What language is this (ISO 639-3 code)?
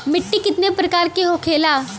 bho